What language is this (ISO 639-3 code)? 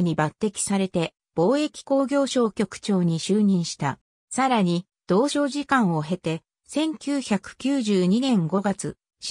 jpn